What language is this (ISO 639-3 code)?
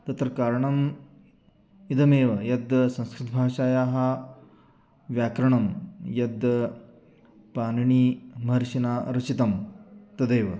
san